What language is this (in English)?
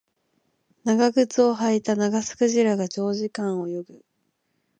Japanese